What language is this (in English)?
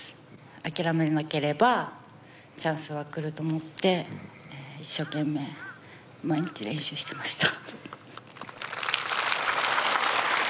Japanese